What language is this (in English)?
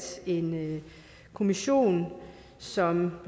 Danish